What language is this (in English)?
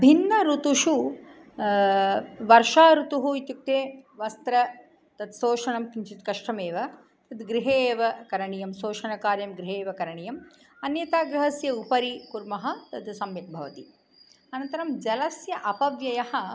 Sanskrit